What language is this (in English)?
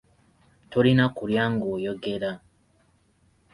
Ganda